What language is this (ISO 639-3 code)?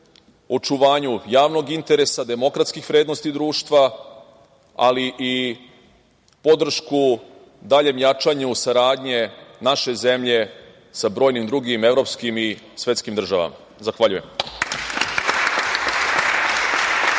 srp